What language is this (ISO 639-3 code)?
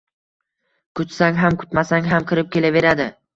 uzb